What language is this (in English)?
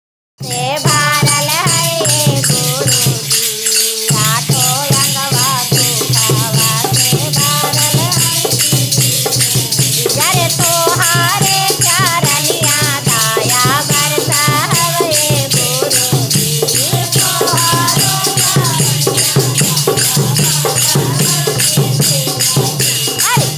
Polish